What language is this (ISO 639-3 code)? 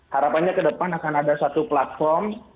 ind